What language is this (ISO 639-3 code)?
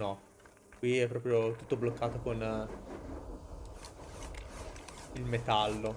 ita